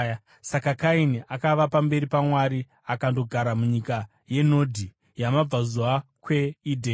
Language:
Shona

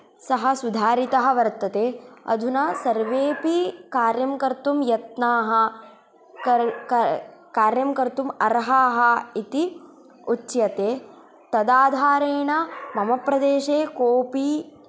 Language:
Sanskrit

